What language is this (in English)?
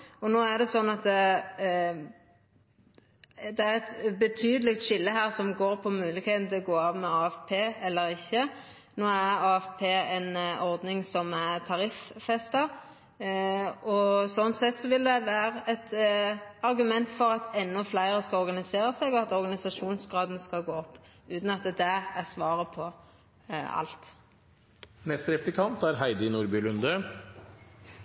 Norwegian